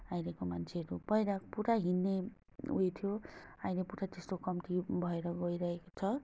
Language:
Nepali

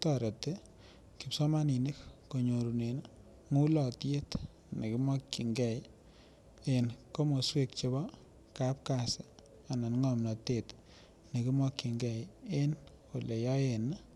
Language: Kalenjin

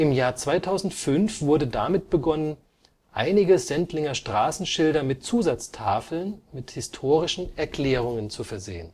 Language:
German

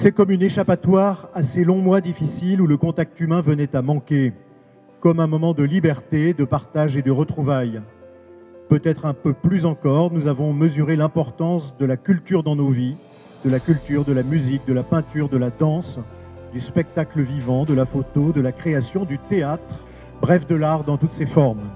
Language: French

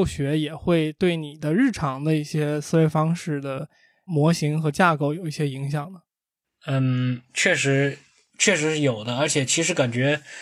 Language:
Chinese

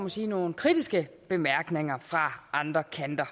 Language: Danish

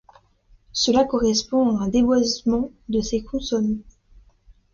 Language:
French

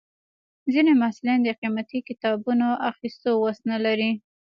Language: Pashto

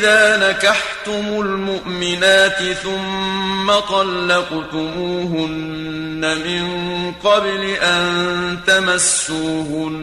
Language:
Arabic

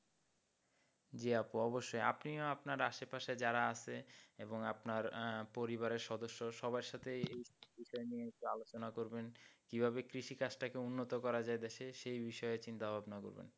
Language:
Bangla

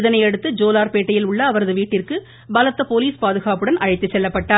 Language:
Tamil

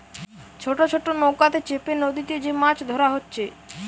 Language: Bangla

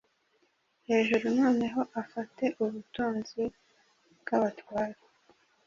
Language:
Kinyarwanda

